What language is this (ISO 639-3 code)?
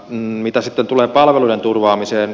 fin